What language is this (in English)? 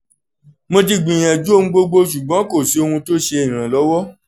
Yoruba